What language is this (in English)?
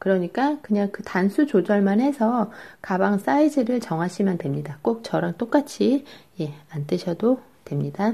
Korean